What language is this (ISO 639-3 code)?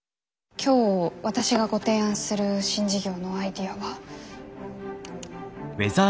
jpn